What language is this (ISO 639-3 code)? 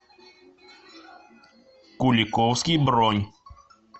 rus